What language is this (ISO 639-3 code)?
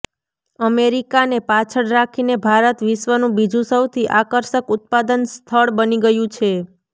guj